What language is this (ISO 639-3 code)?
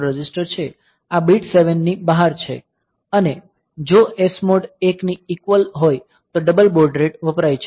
guj